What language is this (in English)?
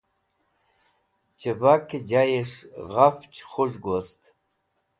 Wakhi